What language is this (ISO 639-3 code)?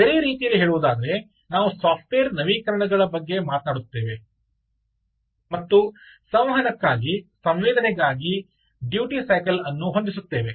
kan